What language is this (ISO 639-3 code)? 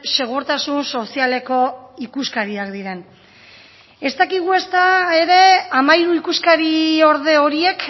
eus